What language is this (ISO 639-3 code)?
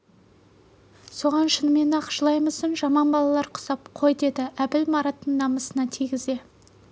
kaz